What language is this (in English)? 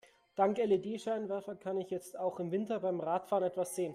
German